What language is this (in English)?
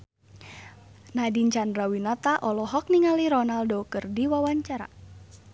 Sundanese